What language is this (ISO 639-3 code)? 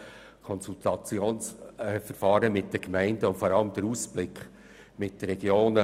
gsw